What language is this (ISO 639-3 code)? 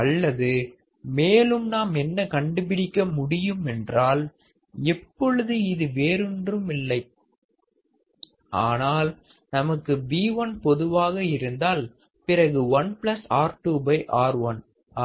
tam